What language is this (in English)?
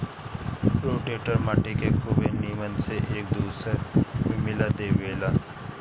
Bhojpuri